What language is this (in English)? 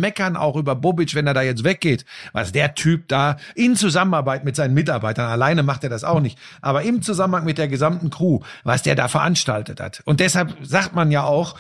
German